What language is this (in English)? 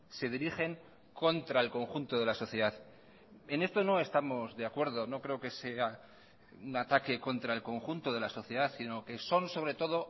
Spanish